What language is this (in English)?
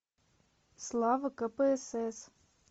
Russian